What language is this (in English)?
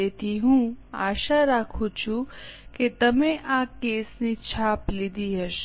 Gujarati